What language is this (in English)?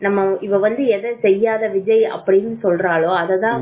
Tamil